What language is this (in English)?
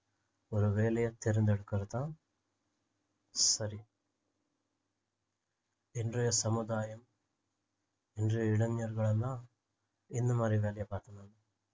Tamil